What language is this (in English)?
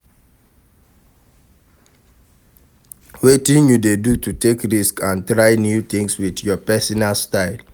Nigerian Pidgin